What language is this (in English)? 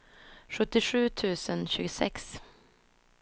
Swedish